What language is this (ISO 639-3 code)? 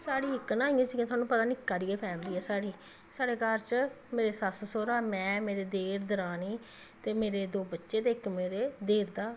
doi